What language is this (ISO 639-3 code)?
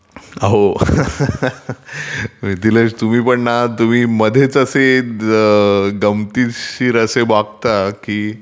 mar